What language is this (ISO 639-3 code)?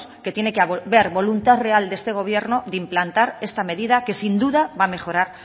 spa